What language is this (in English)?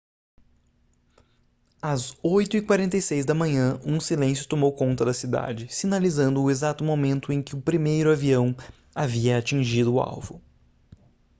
Portuguese